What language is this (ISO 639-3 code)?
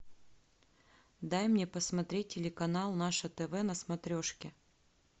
rus